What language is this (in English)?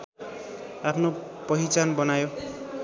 Nepali